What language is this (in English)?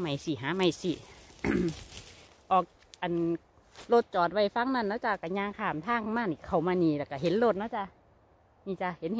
Thai